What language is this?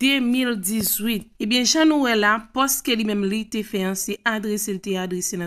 French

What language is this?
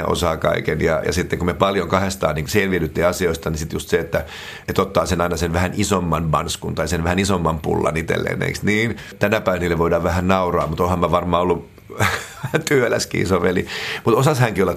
Finnish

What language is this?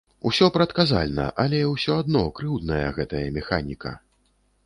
Belarusian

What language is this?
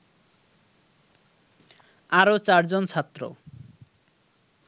Bangla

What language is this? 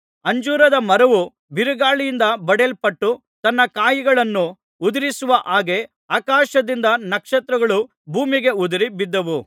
Kannada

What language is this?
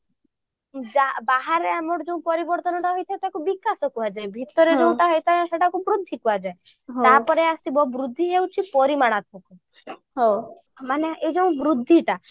Odia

